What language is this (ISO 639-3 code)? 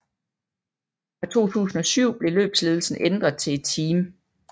dan